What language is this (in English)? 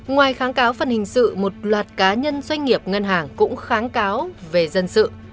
Vietnamese